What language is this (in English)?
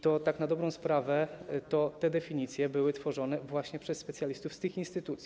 Polish